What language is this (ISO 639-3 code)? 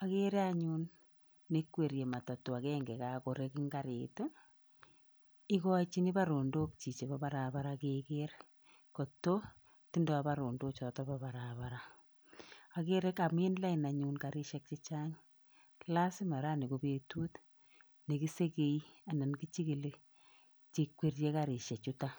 kln